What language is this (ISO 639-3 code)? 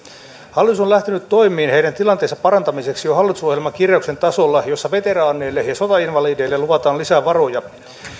fin